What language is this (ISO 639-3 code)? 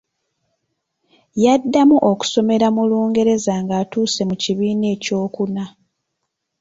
lug